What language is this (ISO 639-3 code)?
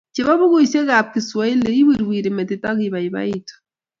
kln